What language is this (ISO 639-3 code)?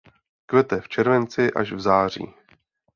ces